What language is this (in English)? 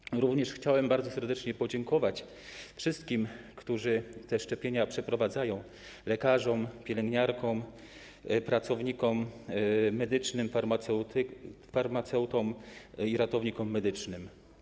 Polish